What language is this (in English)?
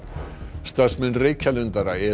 Icelandic